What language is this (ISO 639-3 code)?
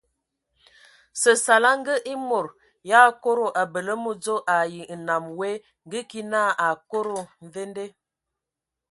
ewo